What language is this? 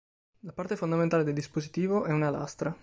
Italian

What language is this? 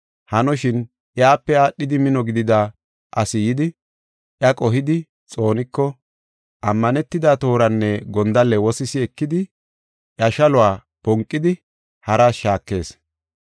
Gofa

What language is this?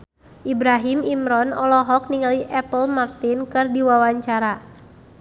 Sundanese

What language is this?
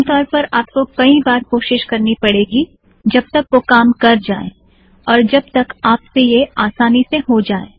Hindi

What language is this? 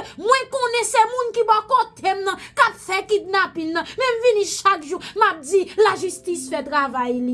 French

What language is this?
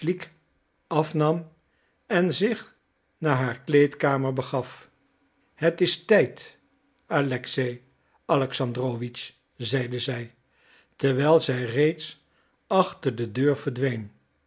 Dutch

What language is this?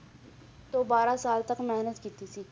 Punjabi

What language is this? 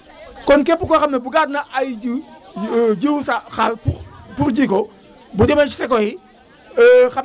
Wolof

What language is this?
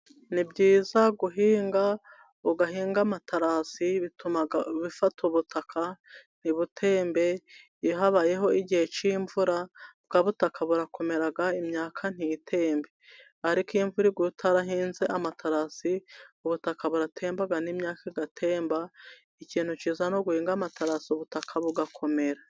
Kinyarwanda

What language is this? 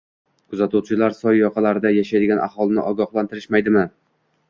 Uzbek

